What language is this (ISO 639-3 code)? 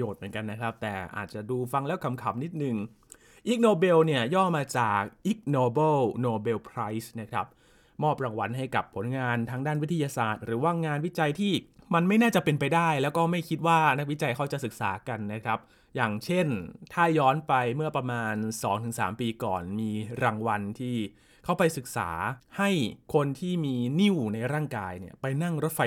tha